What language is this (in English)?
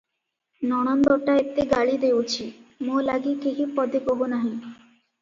Odia